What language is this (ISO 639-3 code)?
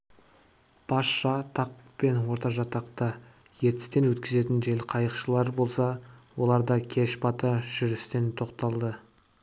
kaz